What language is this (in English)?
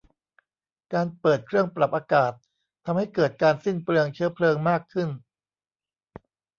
Thai